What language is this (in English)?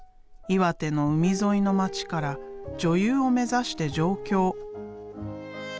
Japanese